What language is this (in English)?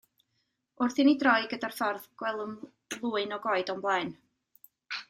Welsh